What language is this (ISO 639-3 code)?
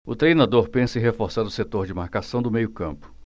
por